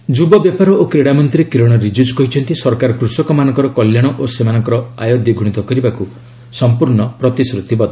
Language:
Odia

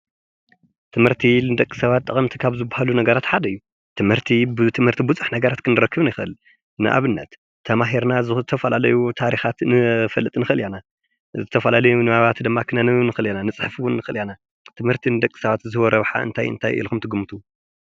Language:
Tigrinya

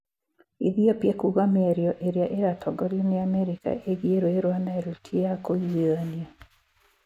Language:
Kikuyu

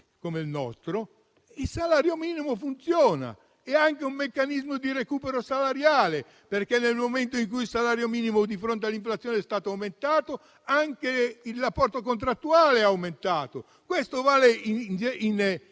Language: Italian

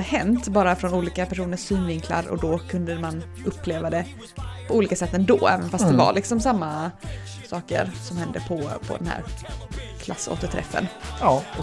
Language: Swedish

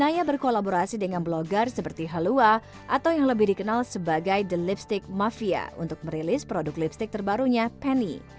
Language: Indonesian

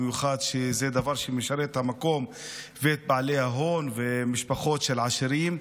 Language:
Hebrew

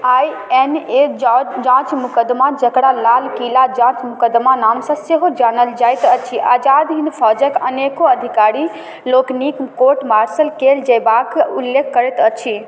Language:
Maithili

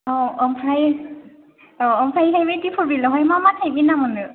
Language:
Bodo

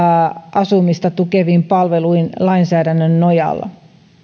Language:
Finnish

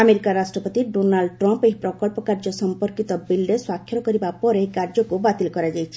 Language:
Odia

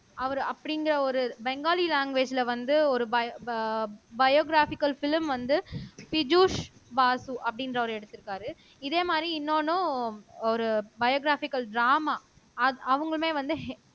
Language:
Tamil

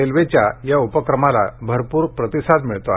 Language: Marathi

